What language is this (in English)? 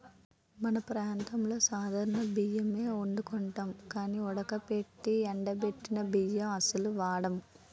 Telugu